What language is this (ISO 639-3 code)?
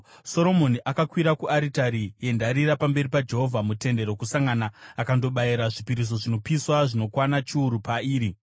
sna